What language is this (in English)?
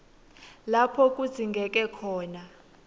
Swati